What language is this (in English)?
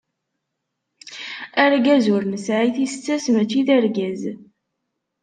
Kabyle